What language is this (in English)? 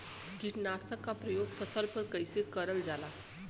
Bhojpuri